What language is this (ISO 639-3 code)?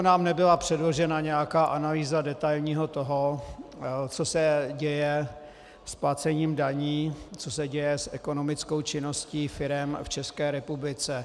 ces